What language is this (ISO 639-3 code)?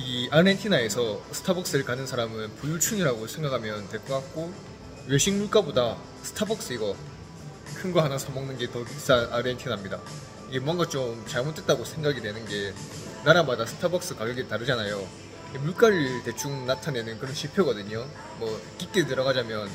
kor